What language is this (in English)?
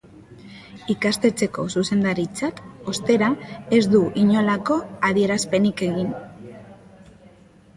Basque